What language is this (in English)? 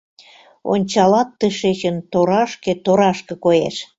Mari